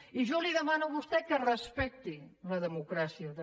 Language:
Catalan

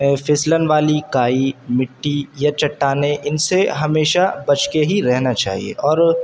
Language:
Urdu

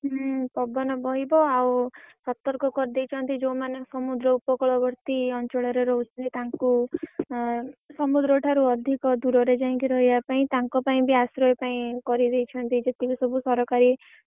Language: Odia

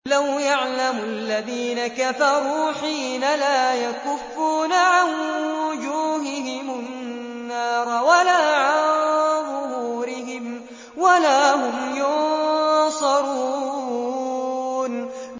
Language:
Arabic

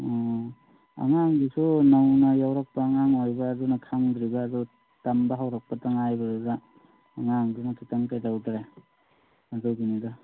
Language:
Manipuri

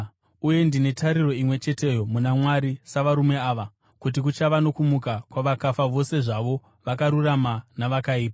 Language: Shona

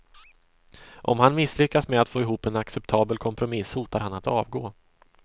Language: Swedish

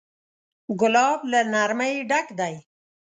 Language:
Pashto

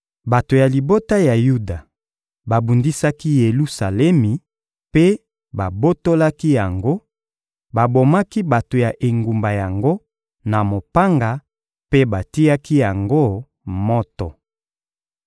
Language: Lingala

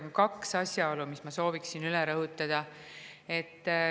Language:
Estonian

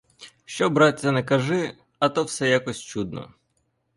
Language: Ukrainian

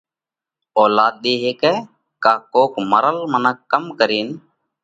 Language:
Parkari Koli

